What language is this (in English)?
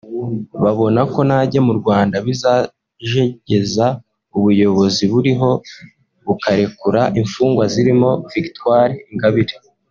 Kinyarwanda